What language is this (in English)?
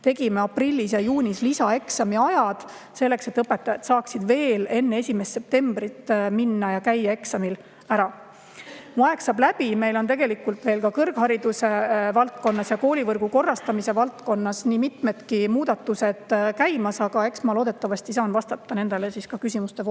Estonian